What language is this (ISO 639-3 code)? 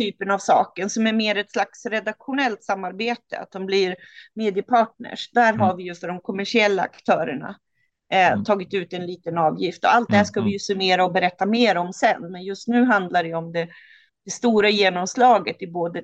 swe